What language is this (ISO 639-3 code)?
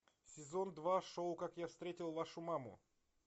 rus